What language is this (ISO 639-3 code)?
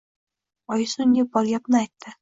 uzb